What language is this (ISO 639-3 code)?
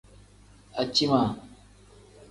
kdh